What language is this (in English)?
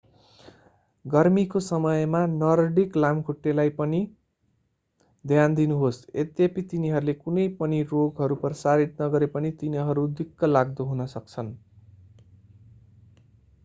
Nepali